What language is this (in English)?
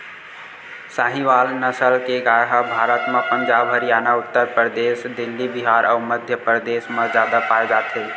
Chhattisgarhi